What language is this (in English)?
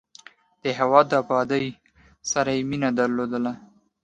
Pashto